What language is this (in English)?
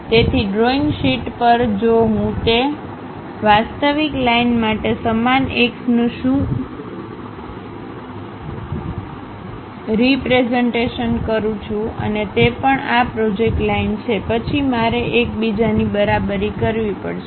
Gujarati